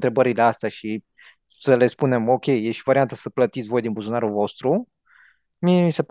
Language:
Romanian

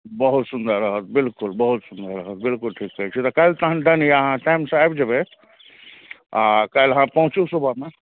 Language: Maithili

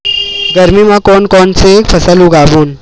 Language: Chhattisgarhi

